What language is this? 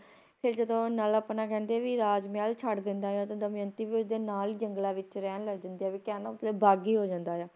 Punjabi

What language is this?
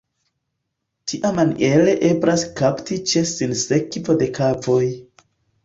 Esperanto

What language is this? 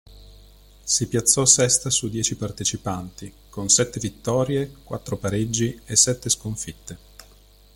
Italian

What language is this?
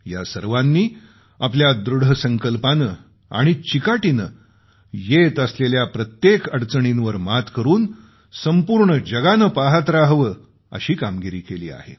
Marathi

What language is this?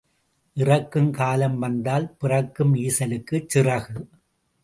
Tamil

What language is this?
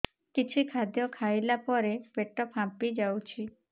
Odia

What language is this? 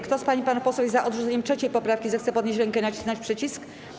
Polish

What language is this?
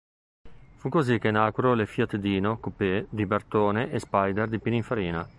Italian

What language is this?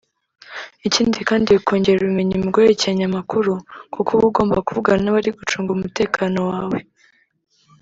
Kinyarwanda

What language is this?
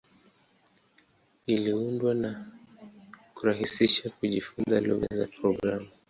Swahili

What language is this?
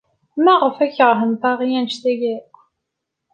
Kabyle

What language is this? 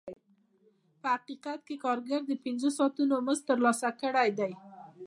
Pashto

